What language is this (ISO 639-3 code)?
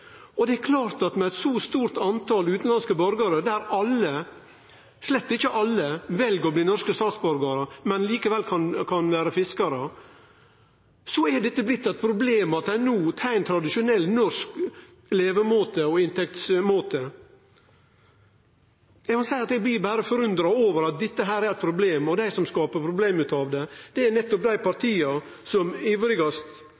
nno